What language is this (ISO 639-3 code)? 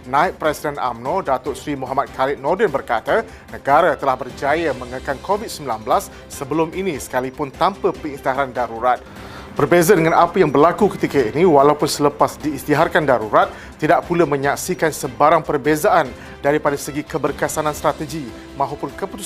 msa